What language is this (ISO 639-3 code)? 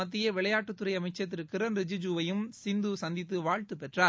tam